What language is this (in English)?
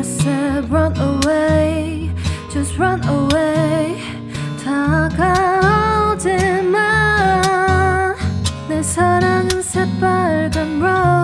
Korean